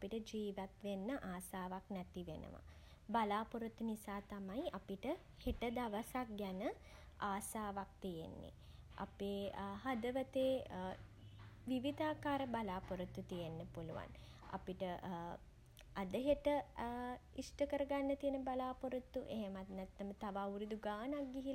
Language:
Sinhala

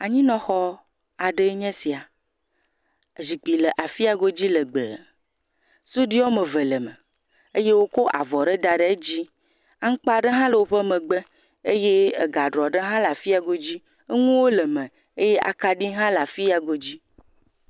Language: Ewe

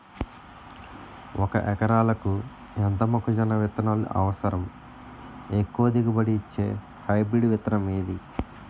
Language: Telugu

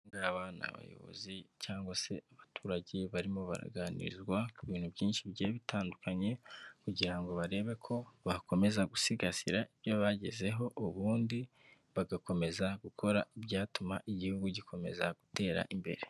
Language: Kinyarwanda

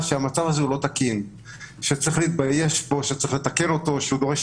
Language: Hebrew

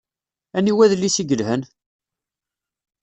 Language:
Kabyle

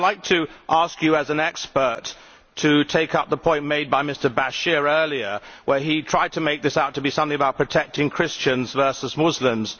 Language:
English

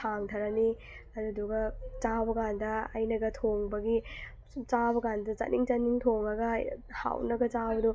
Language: Manipuri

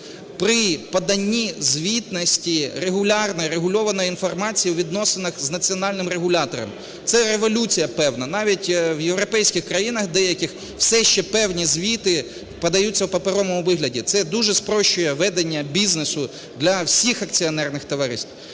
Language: Ukrainian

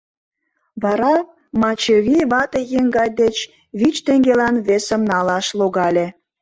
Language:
Mari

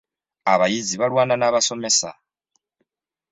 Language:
Ganda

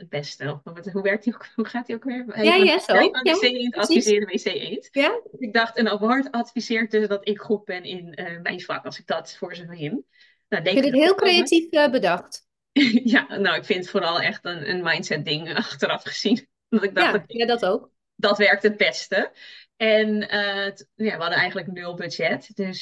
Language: Dutch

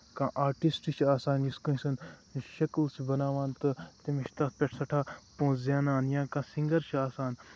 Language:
Kashmiri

